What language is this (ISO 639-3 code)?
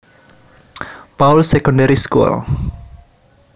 jav